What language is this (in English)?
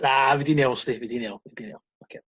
Welsh